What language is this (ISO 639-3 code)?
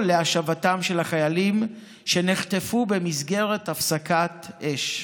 heb